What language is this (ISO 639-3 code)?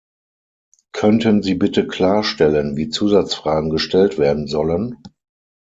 deu